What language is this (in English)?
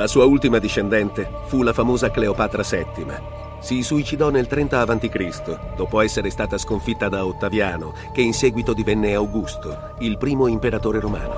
Italian